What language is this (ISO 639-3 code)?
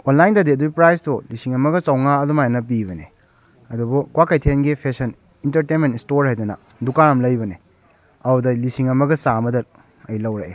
mni